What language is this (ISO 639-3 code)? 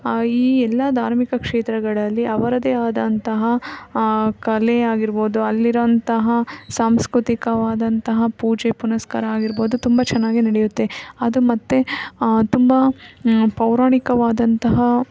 kan